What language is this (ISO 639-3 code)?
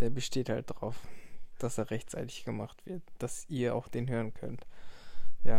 deu